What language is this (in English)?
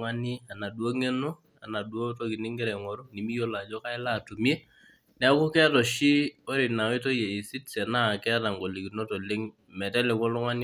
Masai